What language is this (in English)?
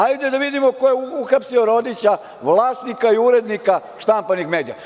Serbian